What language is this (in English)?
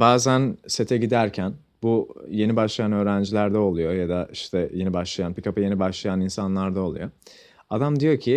Turkish